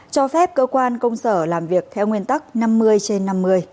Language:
Vietnamese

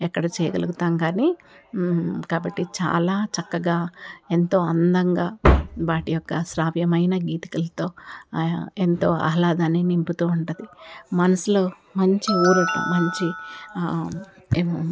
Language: Telugu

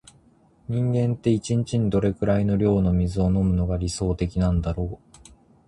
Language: Japanese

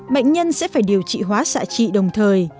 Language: Vietnamese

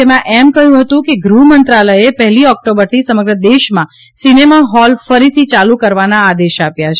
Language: Gujarati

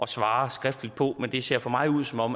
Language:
Danish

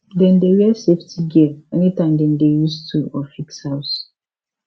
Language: Nigerian Pidgin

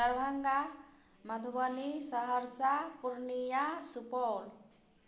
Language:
Maithili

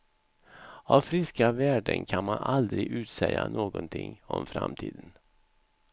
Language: Swedish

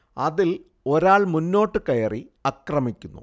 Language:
Malayalam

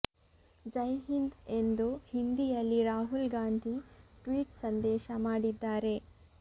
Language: Kannada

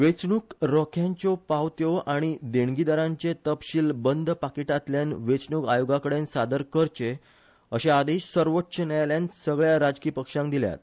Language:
Konkani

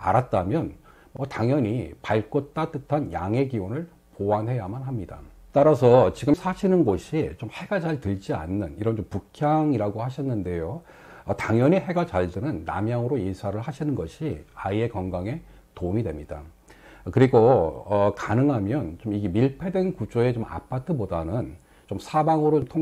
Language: Korean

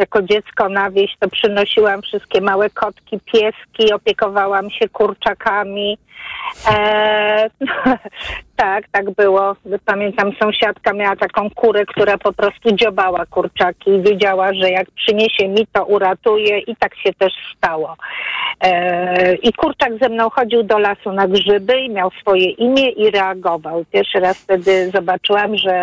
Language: Polish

